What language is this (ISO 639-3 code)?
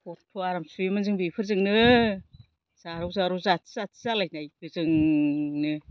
brx